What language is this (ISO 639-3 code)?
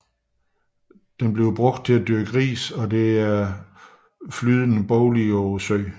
dan